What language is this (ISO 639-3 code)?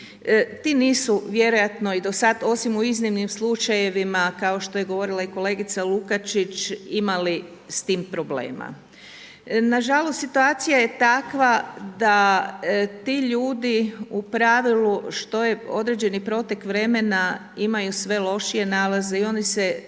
hrv